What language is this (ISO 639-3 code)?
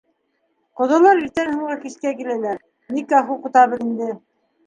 bak